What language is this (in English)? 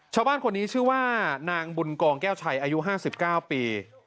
Thai